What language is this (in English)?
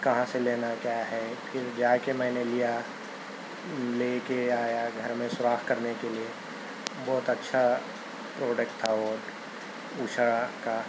Urdu